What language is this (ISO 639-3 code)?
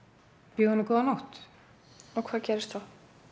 isl